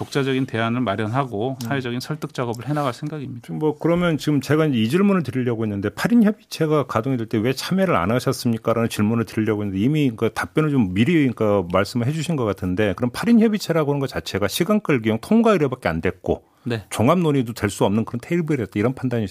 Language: Korean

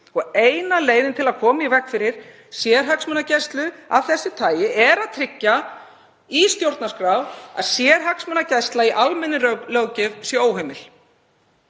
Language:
Icelandic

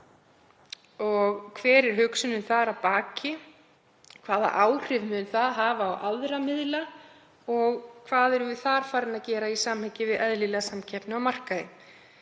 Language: Icelandic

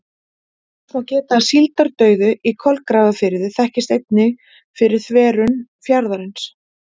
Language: Icelandic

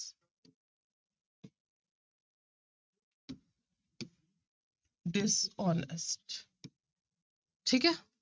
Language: Punjabi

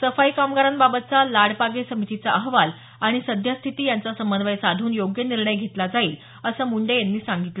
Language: Marathi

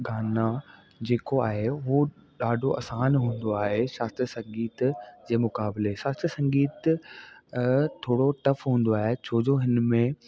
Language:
Sindhi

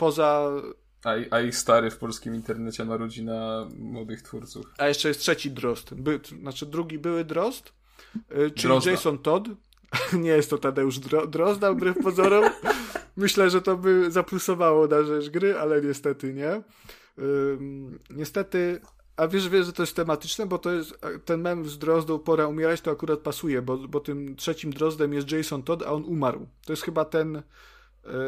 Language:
Polish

